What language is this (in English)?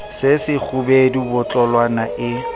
Southern Sotho